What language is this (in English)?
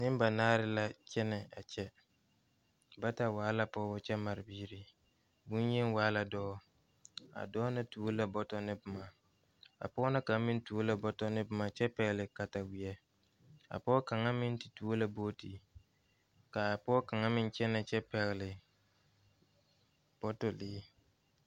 Southern Dagaare